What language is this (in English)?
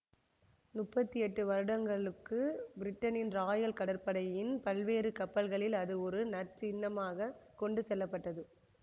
Tamil